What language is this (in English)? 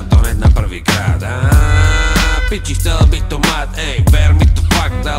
Czech